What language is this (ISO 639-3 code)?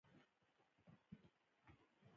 pus